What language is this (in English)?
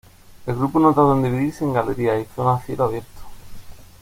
Spanish